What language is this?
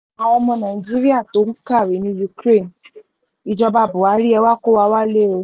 Yoruba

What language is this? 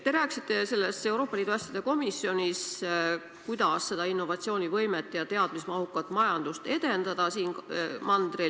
Estonian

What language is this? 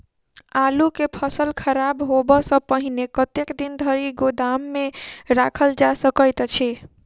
Maithili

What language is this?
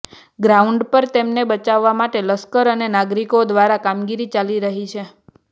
Gujarati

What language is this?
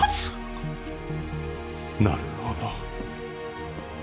Japanese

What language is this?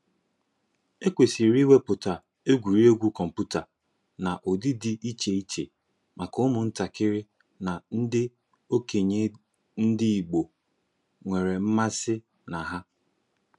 Igbo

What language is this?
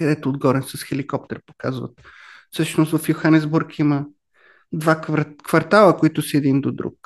Bulgarian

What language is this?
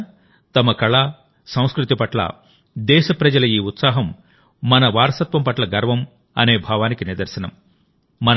Telugu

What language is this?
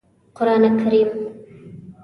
Pashto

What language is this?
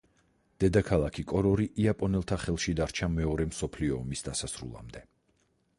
Georgian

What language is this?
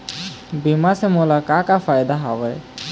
Chhattisgarhi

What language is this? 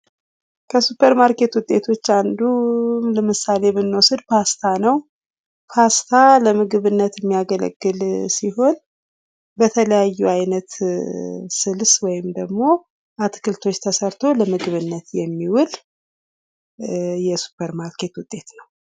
Amharic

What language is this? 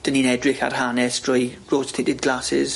Welsh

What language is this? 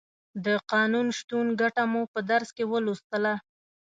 Pashto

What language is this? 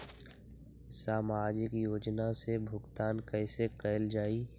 Magahi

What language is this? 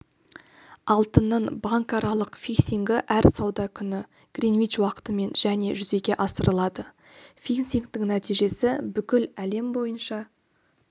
Kazakh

